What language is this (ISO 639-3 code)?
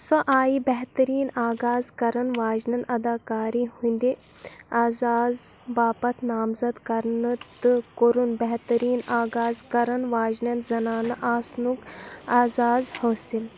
kas